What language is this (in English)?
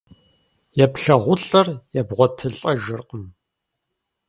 Kabardian